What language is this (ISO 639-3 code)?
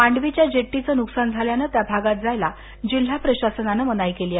mar